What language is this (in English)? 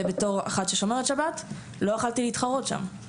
Hebrew